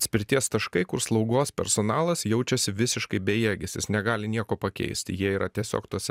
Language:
Lithuanian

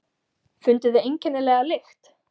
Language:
Icelandic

